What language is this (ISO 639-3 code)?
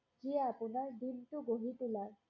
asm